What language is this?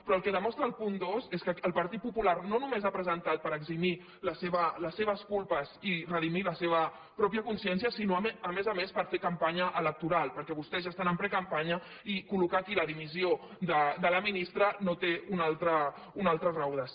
Catalan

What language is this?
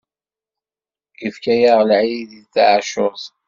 Kabyle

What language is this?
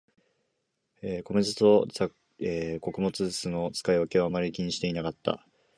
Japanese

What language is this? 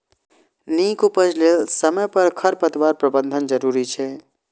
Maithili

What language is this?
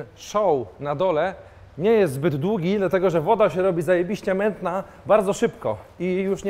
Polish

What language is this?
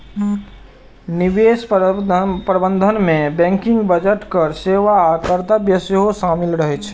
Maithili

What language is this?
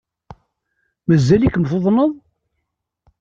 Kabyle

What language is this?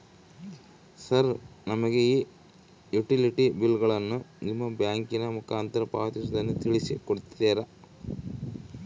Kannada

